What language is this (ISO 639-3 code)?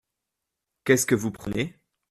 fra